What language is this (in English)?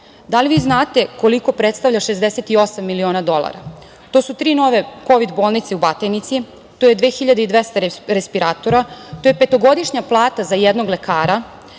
Serbian